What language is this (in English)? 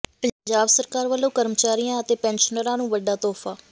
Punjabi